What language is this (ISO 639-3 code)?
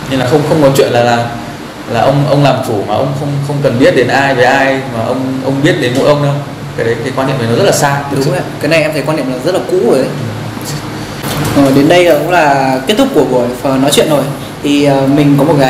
vie